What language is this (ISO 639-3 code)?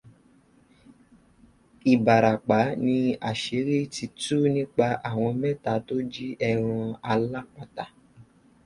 yor